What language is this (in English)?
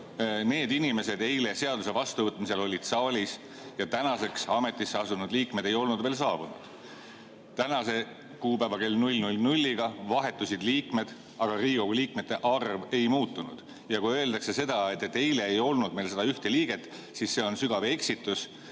Estonian